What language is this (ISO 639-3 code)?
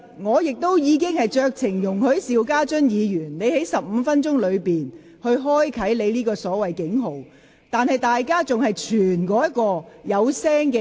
yue